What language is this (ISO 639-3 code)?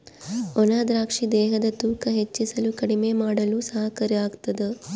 kan